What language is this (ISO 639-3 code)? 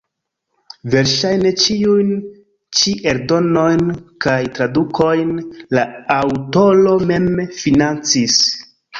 epo